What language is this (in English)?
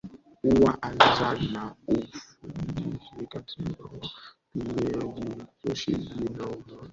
Swahili